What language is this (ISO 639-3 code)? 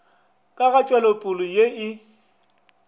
nso